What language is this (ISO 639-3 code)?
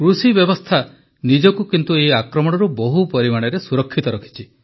ori